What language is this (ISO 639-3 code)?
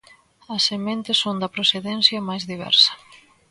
glg